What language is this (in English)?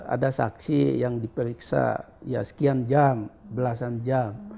Indonesian